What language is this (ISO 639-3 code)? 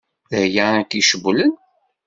kab